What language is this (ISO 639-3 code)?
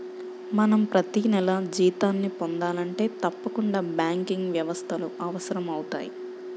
tel